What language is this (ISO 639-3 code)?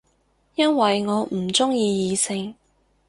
yue